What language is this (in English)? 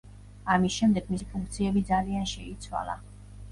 Georgian